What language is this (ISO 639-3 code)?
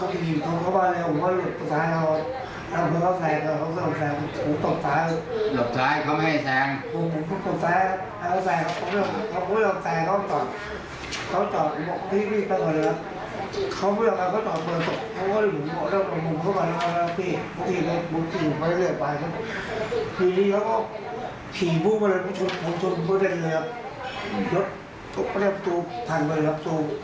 tha